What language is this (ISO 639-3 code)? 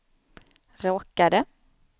swe